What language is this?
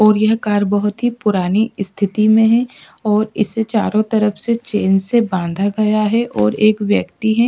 Hindi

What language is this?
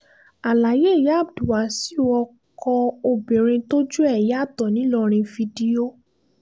Yoruba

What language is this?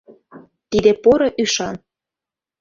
Mari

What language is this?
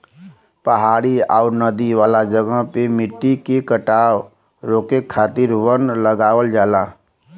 Bhojpuri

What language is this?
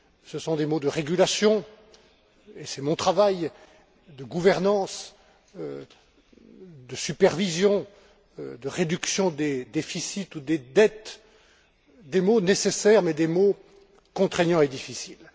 French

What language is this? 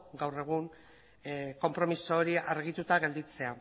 Basque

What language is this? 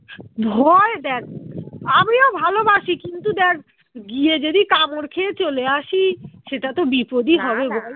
Bangla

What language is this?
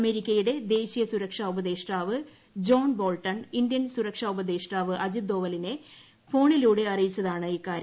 Malayalam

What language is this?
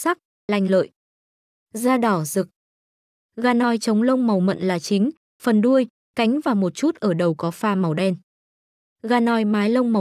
Vietnamese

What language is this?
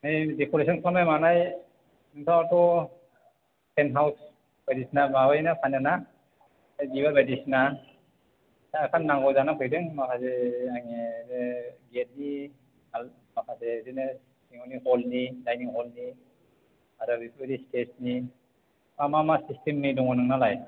Bodo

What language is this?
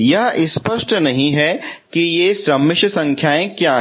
Hindi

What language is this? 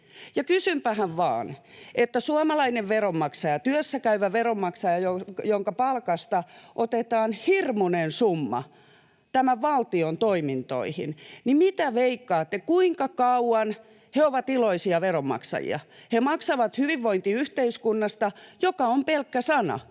Finnish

